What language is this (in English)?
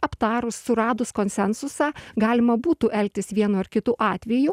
Lithuanian